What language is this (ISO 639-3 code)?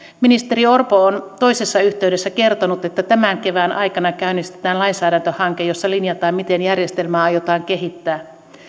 fin